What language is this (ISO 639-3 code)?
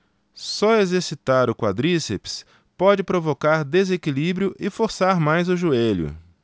por